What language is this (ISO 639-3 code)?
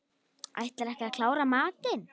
isl